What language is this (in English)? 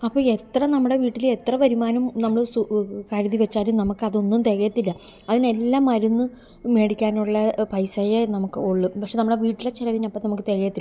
Malayalam